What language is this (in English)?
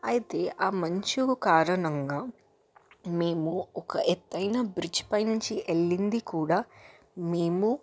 Telugu